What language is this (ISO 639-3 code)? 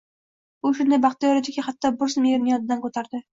uzb